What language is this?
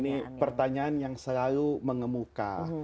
Indonesian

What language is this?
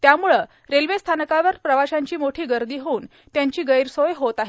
Marathi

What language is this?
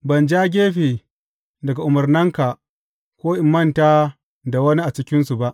Hausa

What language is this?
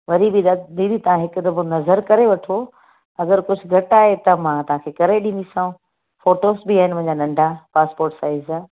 Sindhi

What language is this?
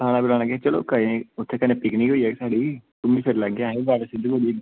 Dogri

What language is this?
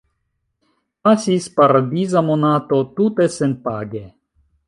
Esperanto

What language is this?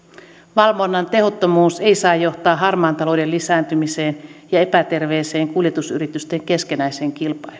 Finnish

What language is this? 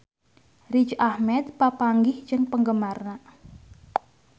Sundanese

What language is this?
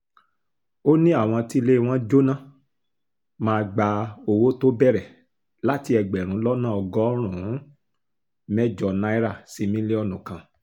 Yoruba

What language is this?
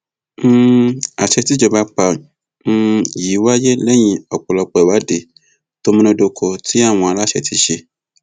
Yoruba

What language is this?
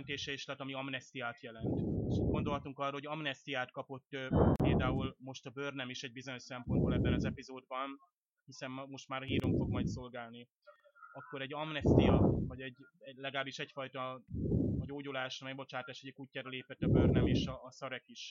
Hungarian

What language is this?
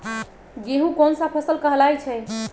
Magahi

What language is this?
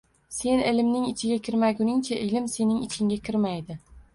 Uzbek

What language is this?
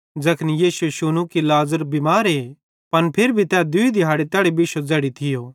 Bhadrawahi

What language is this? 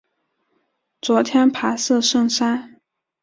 Chinese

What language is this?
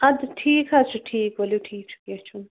Kashmiri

